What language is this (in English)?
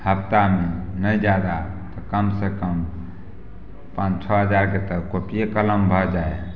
Maithili